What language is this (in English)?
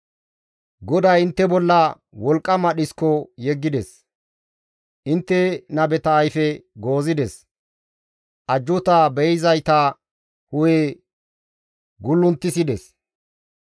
Gamo